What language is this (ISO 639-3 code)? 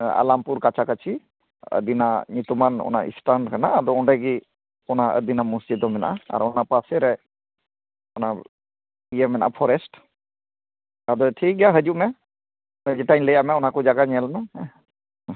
sat